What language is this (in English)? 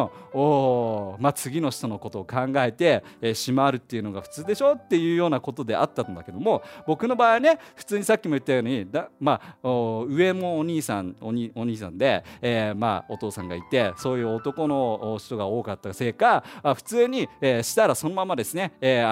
Japanese